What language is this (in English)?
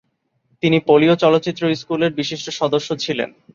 Bangla